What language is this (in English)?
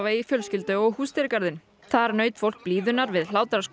Icelandic